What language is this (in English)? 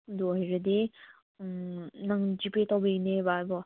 Manipuri